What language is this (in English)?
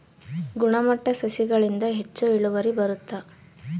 Kannada